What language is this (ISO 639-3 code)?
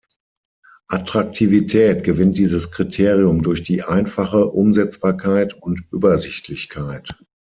deu